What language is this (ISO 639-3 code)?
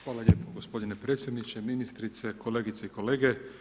hrv